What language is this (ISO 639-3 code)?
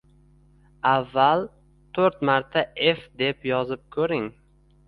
uzb